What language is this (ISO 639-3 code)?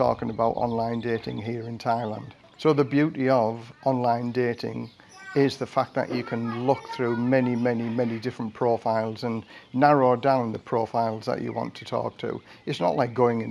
eng